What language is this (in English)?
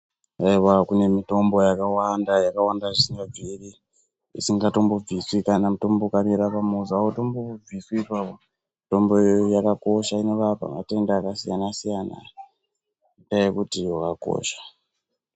Ndau